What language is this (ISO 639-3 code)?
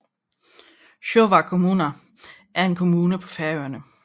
dan